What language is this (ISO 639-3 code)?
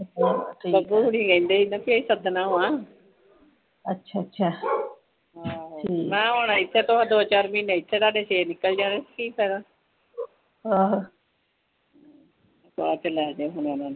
pan